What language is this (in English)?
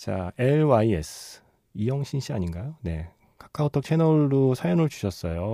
Korean